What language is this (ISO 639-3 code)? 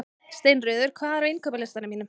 isl